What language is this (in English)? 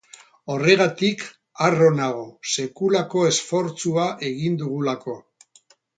Basque